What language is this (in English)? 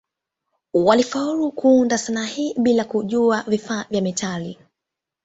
Swahili